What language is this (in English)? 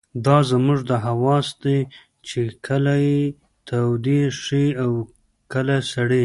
Pashto